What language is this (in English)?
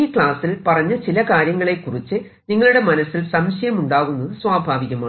Malayalam